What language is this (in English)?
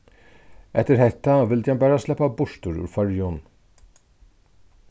Faroese